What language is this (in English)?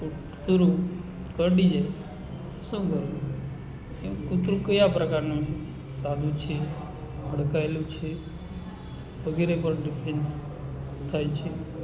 Gujarati